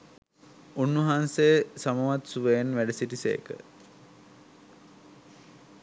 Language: Sinhala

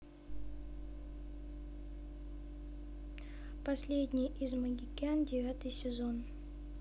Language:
Russian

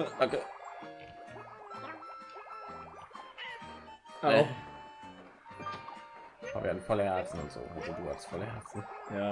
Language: German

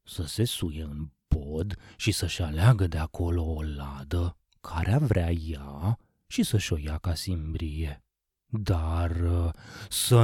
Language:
Romanian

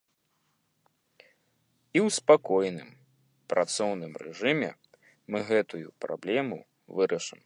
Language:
Belarusian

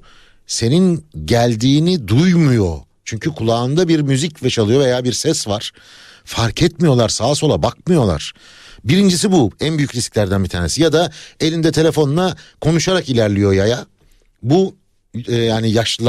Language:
Turkish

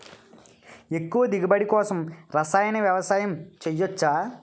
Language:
Telugu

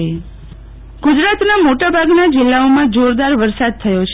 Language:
Gujarati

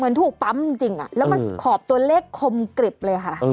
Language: Thai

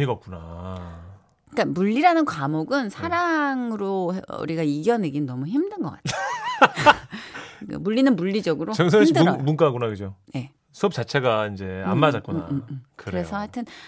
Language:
Korean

